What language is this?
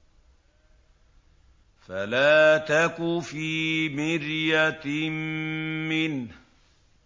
Arabic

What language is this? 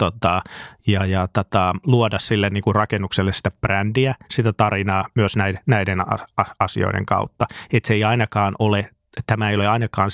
Finnish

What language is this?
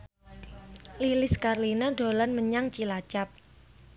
Javanese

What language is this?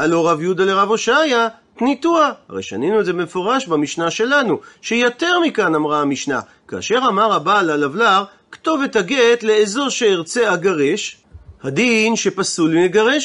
Hebrew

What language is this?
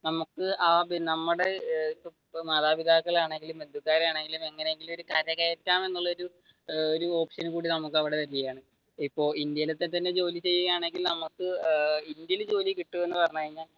Malayalam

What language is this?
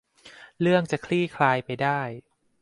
Thai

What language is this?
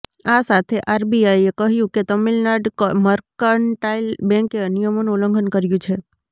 Gujarati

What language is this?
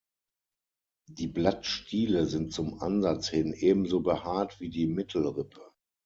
German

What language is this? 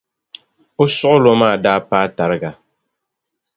Dagbani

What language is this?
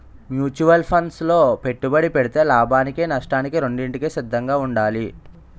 Telugu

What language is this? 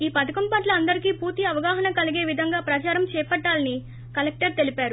Telugu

